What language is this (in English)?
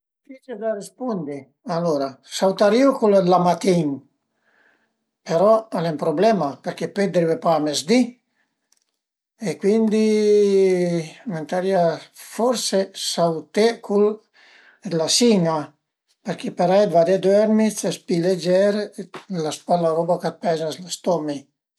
Piedmontese